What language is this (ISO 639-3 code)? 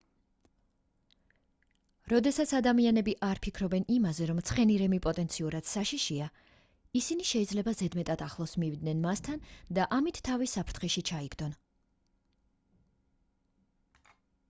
kat